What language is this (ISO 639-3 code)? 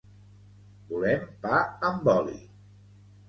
cat